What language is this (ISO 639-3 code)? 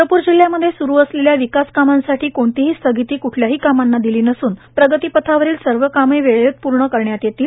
mar